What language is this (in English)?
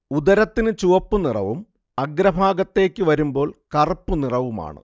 Malayalam